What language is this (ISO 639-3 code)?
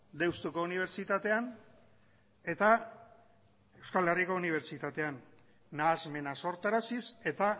eus